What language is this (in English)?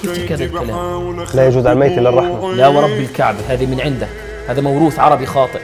Arabic